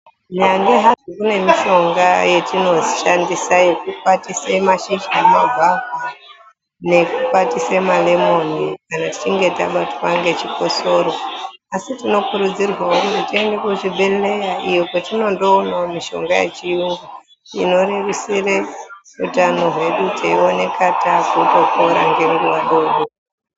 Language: Ndau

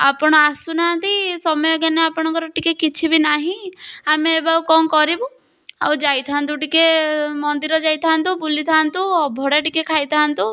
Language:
Odia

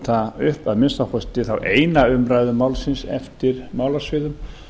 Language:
Icelandic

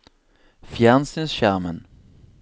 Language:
Norwegian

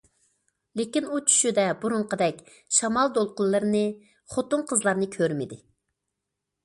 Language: Uyghur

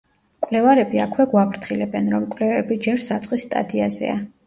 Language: Georgian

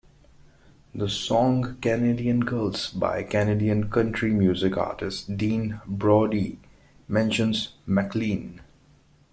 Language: English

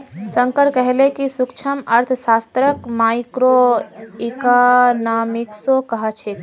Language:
Magahi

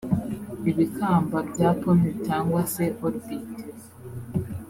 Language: Kinyarwanda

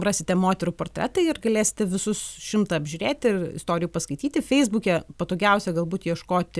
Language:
Lithuanian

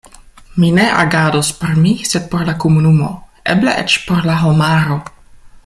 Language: Esperanto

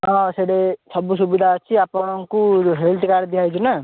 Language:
Odia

